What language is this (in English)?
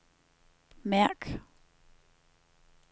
Danish